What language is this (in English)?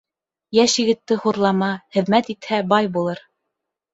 Bashkir